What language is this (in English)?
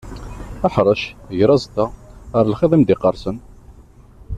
Kabyle